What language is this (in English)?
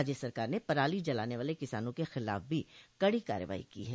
Hindi